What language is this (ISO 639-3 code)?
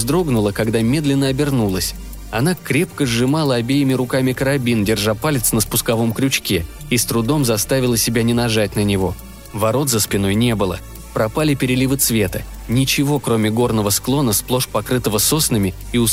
rus